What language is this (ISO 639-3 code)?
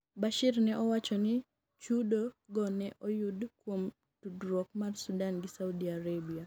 luo